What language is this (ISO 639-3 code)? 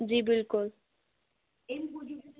kas